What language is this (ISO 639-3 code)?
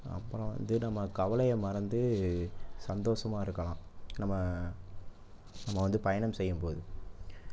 tam